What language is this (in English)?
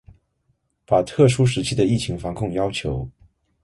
Chinese